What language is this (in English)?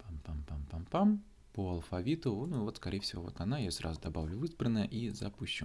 Russian